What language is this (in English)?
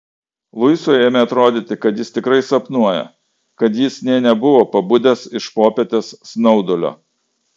Lithuanian